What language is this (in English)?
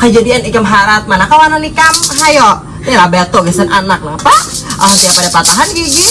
Indonesian